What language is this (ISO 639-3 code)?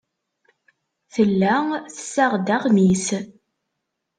kab